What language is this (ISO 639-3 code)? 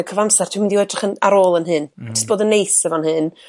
cym